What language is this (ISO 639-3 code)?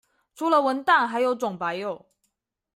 zho